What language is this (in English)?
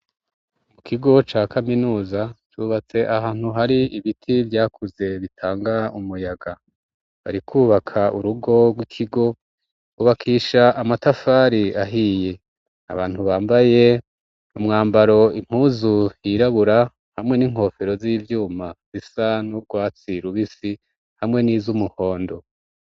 Rundi